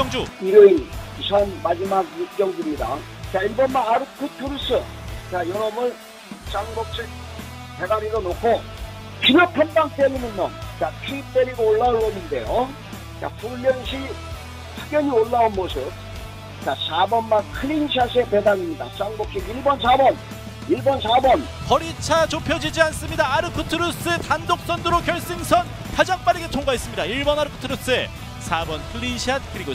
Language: Korean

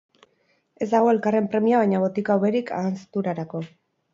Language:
Basque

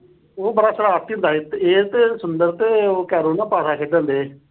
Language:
Punjabi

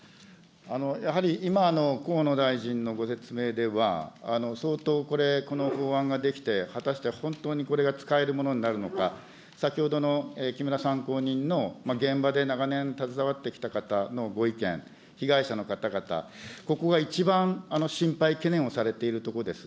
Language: Japanese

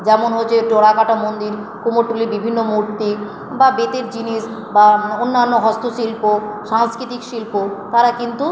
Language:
Bangla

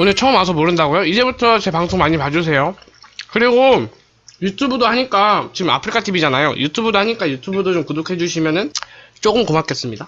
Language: Korean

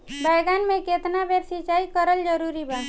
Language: Bhojpuri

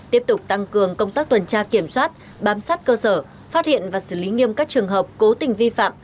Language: Vietnamese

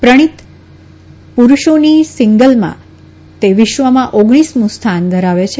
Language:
Gujarati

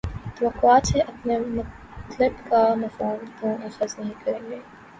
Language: Urdu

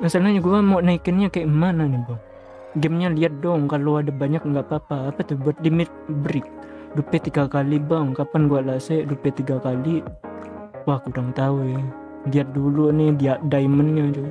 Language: Indonesian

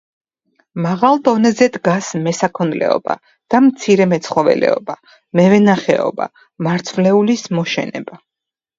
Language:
Georgian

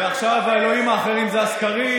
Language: Hebrew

